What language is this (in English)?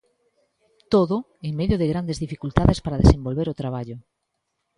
Galician